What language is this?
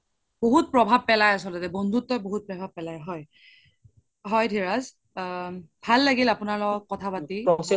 Assamese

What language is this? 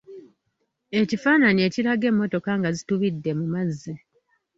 Ganda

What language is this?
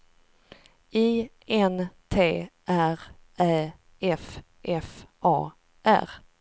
Swedish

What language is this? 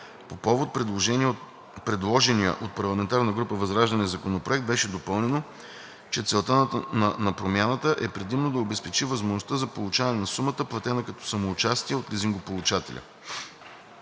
Bulgarian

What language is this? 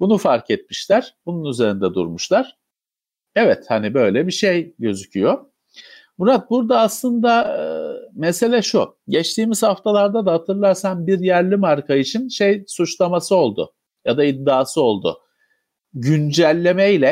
Turkish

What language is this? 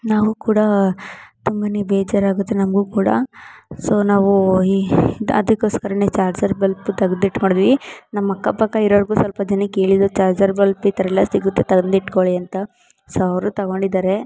Kannada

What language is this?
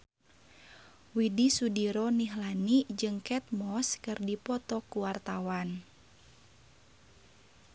Sundanese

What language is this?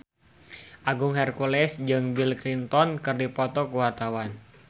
Sundanese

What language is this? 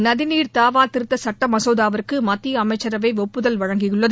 Tamil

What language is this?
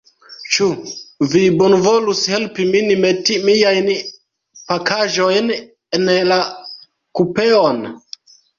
Esperanto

